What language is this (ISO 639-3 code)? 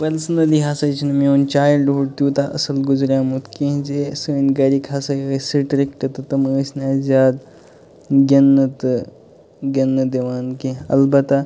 kas